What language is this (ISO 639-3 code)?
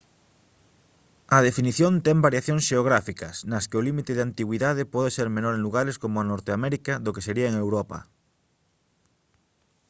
glg